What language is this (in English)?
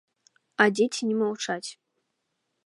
Belarusian